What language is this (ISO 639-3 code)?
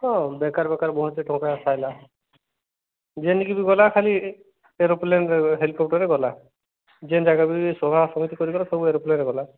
ori